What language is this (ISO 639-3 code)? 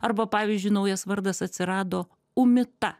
lit